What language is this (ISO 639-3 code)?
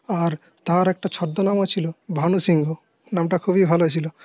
ben